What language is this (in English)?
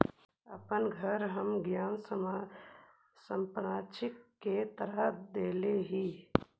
Magahi